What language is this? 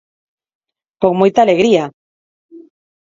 Galician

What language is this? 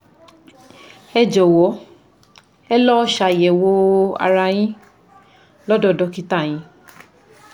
Yoruba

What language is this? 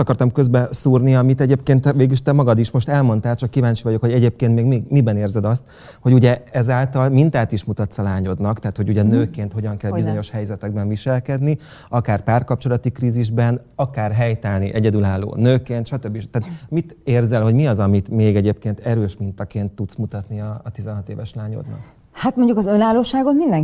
Hungarian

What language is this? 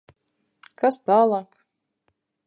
Latvian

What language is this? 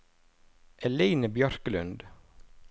Norwegian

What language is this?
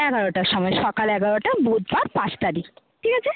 Bangla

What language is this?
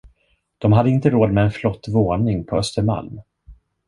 Swedish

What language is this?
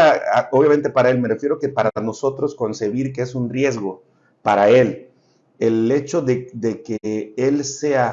Spanish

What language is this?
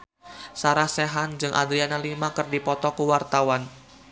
Sundanese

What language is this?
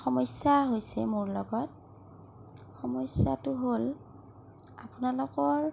Assamese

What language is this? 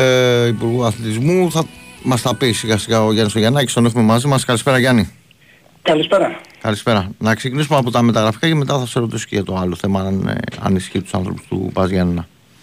Greek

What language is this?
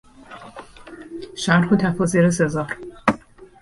Persian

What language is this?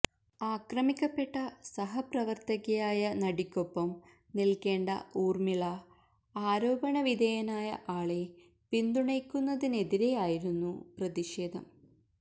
Malayalam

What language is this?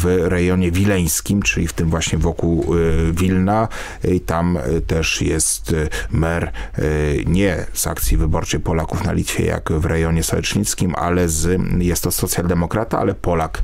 Polish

